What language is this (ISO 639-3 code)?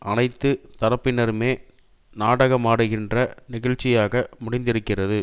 tam